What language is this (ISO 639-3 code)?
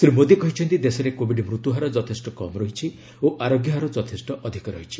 ori